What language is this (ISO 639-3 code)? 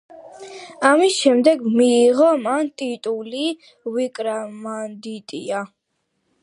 kat